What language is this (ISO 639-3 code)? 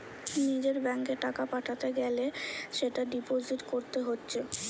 ben